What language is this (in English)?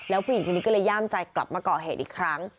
Thai